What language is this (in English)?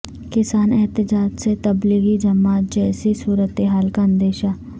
Urdu